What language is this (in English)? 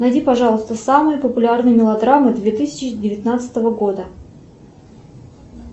Russian